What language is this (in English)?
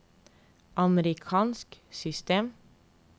Norwegian